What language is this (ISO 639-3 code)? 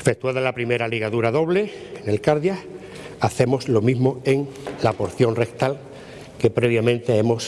spa